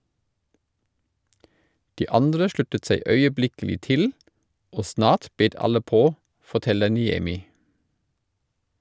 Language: Norwegian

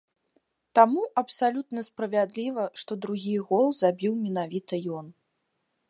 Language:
Belarusian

